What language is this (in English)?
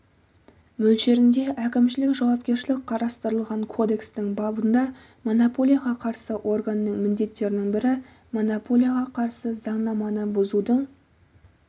Kazakh